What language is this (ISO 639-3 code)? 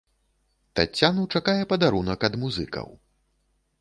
bel